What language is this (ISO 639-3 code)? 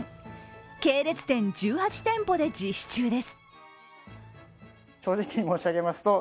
jpn